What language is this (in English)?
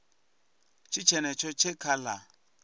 Venda